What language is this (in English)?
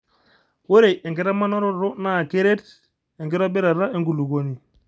Masai